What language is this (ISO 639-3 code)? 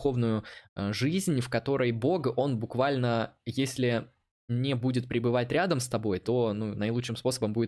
rus